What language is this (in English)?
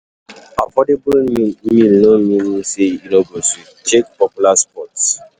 Nigerian Pidgin